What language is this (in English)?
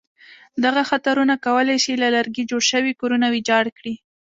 Pashto